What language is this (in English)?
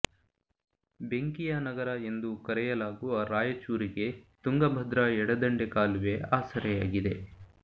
Kannada